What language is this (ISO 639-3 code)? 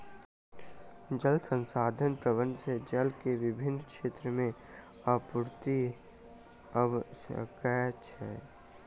mai